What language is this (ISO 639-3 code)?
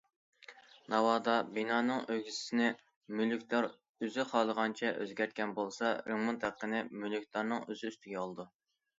uig